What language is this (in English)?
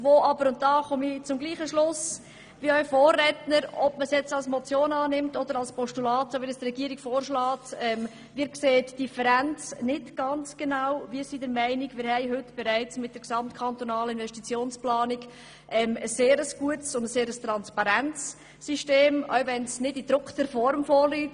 Swiss German